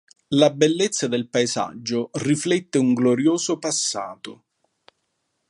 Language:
Italian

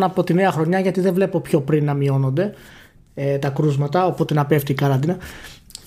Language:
Greek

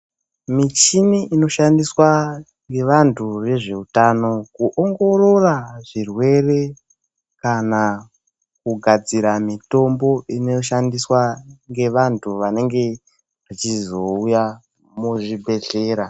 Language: Ndau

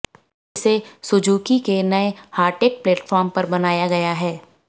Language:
Hindi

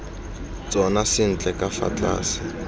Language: Tswana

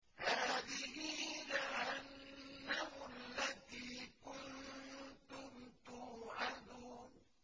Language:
Arabic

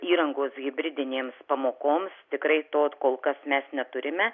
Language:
Lithuanian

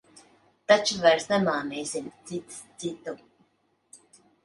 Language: Latvian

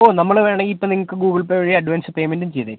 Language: Malayalam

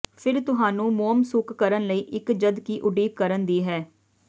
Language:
Punjabi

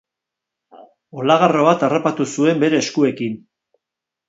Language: Basque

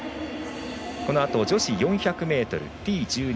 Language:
Japanese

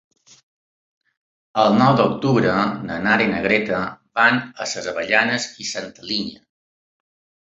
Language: Catalan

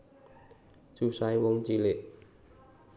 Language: Javanese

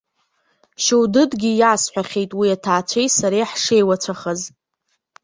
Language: Abkhazian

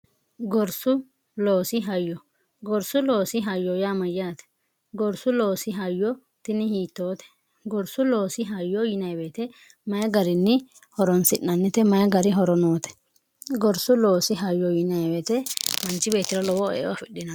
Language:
Sidamo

